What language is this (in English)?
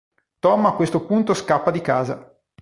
Italian